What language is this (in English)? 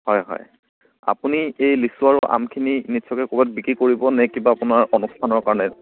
Assamese